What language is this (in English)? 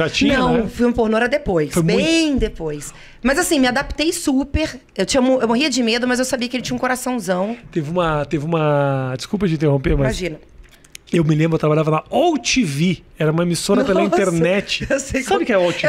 Portuguese